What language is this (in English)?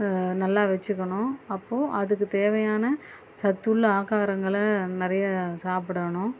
Tamil